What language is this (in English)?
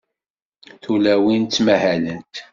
Kabyle